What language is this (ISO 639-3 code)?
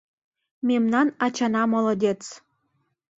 chm